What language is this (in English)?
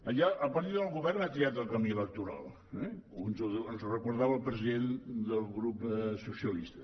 Catalan